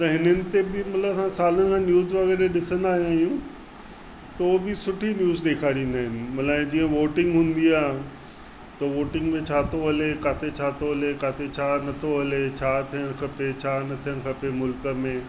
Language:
Sindhi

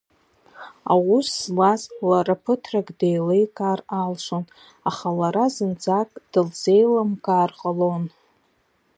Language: Abkhazian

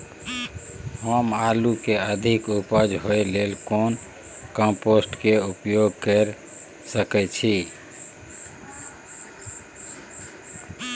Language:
Maithili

